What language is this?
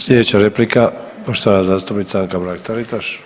Croatian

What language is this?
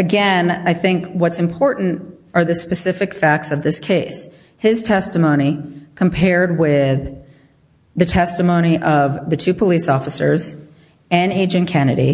English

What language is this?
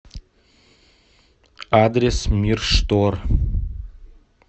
Russian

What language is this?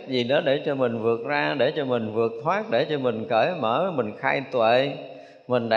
Vietnamese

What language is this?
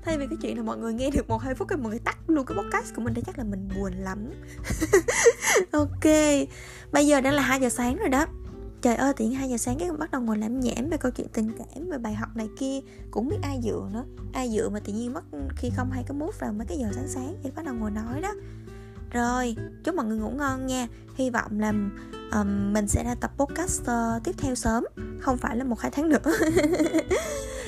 Vietnamese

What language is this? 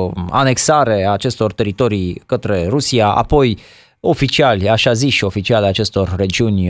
Romanian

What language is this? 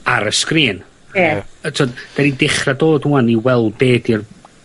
Welsh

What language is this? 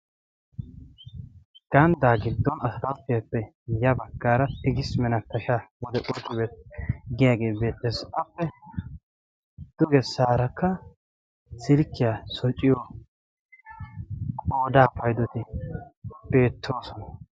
Wolaytta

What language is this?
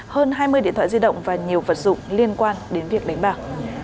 Vietnamese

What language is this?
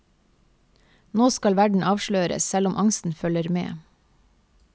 Norwegian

